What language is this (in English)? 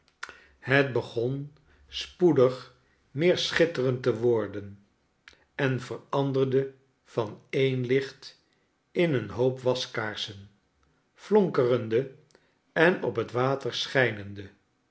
Dutch